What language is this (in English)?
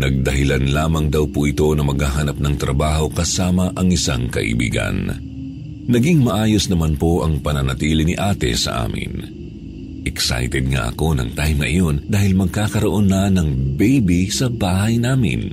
Filipino